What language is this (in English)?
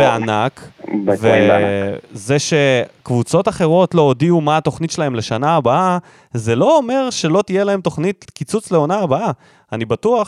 Hebrew